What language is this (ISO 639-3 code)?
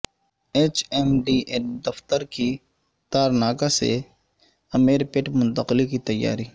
urd